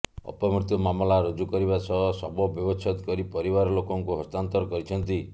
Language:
Odia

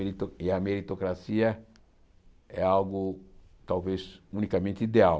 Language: Portuguese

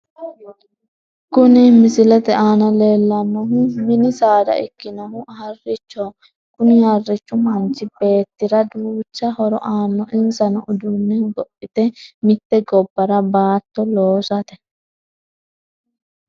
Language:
Sidamo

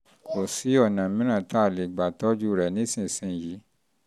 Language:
Yoruba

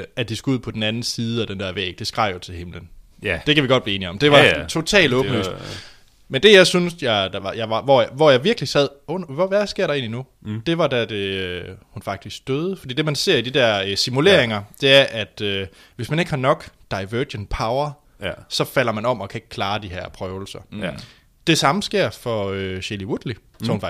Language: Danish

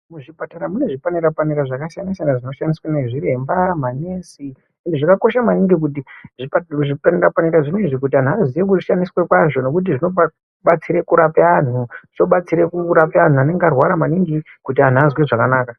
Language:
Ndau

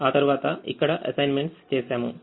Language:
Telugu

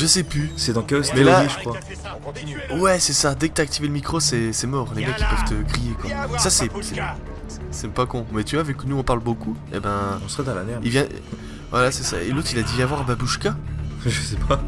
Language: French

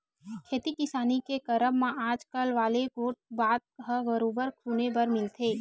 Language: Chhattisgarhi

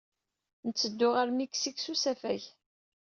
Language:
Kabyle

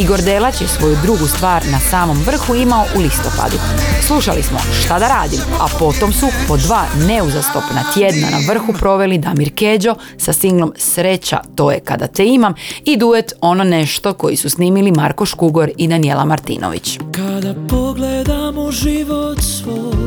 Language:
Croatian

